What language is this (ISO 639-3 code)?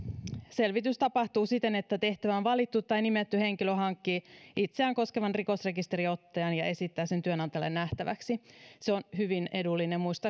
fin